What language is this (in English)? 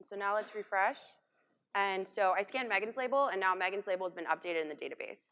English